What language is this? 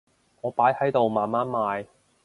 Cantonese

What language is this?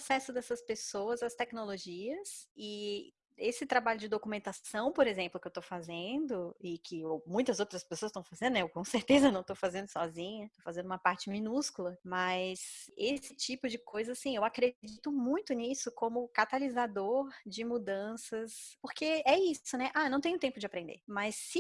Portuguese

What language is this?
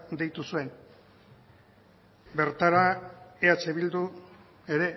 Basque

